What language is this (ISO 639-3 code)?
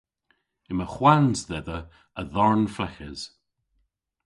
cor